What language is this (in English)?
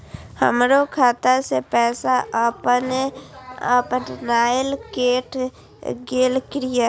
Maithili